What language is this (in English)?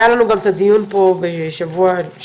Hebrew